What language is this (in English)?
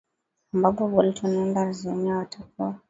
Swahili